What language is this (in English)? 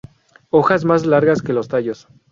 Spanish